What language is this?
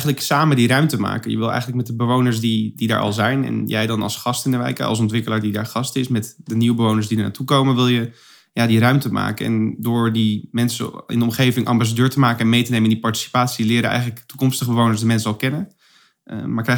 Dutch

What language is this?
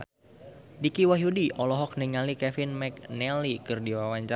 Sundanese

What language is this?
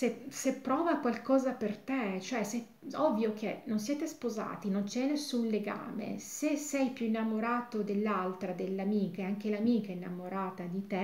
Italian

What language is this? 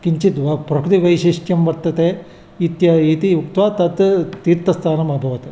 Sanskrit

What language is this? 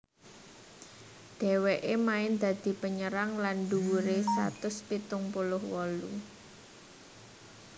Javanese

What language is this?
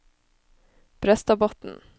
Norwegian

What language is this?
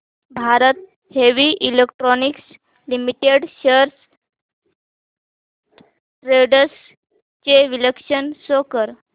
Marathi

